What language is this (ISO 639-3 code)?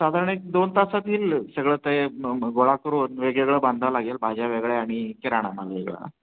mar